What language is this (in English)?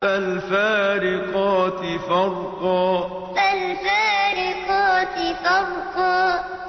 Arabic